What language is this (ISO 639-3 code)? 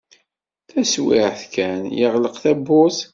kab